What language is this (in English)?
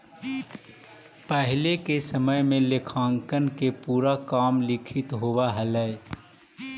Magahi